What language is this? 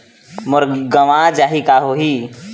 Chhattisgarhi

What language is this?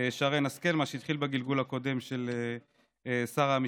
Hebrew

